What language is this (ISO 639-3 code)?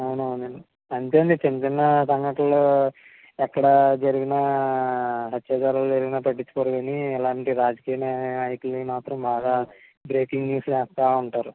tel